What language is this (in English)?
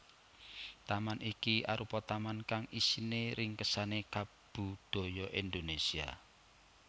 Javanese